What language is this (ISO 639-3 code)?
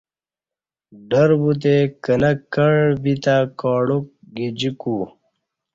bsh